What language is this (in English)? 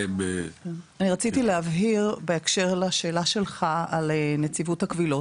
Hebrew